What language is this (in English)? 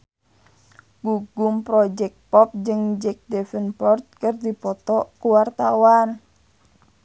Sundanese